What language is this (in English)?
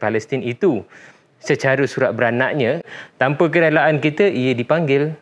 Malay